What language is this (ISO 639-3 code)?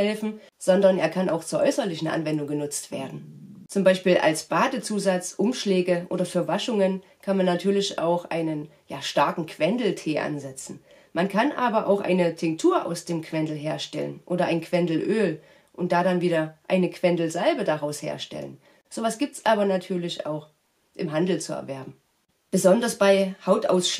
deu